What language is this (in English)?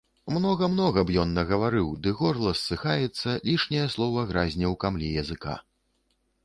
Belarusian